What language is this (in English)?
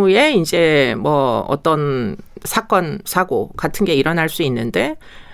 Korean